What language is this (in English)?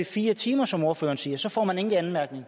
Danish